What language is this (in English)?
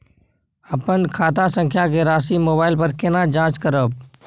Maithili